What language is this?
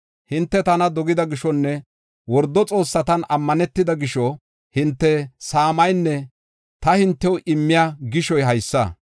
Gofa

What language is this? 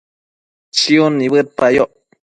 Matsés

